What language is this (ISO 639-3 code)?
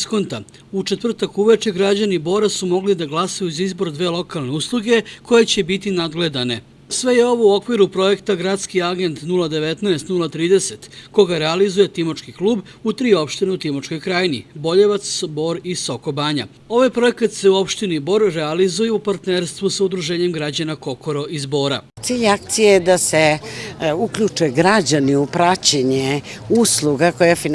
srp